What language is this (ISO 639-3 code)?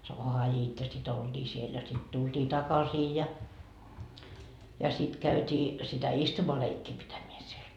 fin